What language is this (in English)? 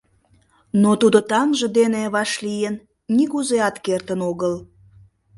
Mari